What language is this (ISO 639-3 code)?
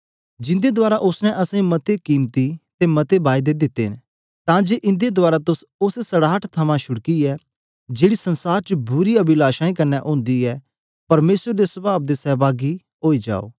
doi